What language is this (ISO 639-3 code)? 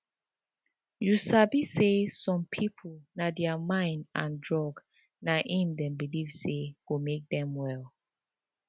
pcm